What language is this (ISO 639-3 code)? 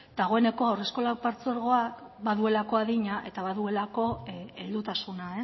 eus